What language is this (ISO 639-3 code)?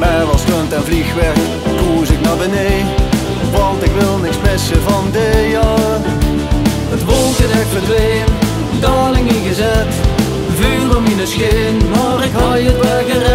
nld